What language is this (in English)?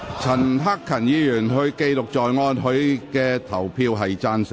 Cantonese